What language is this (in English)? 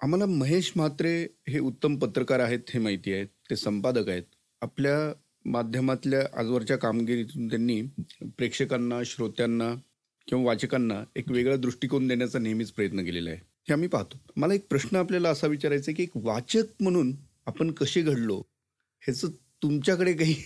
Marathi